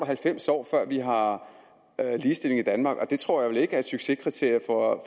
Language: Danish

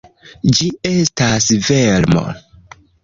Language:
Esperanto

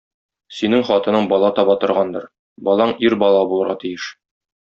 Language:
Tatar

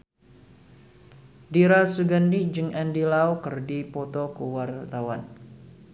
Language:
Sundanese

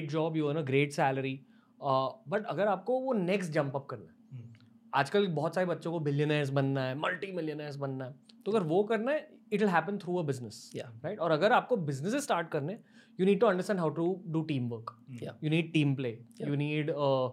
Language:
Hindi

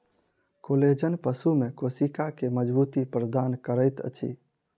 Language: Maithili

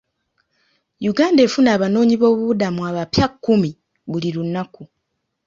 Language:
Ganda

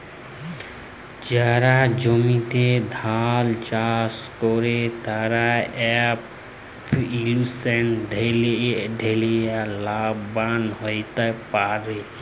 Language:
Bangla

